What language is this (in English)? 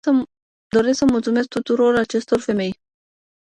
Romanian